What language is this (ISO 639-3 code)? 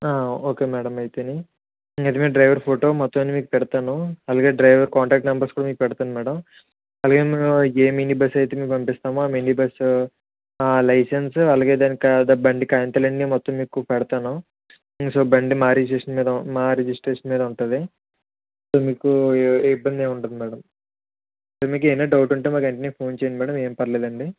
tel